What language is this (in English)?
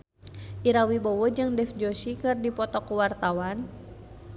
Sundanese